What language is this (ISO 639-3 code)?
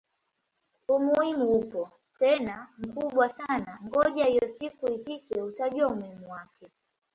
swa